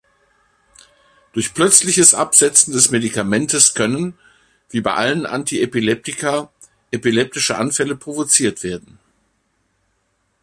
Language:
German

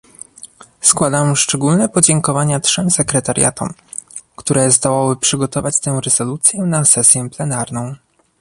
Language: Polish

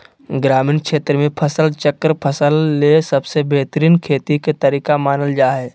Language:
Magahi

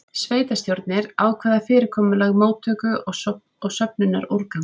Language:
Icelandic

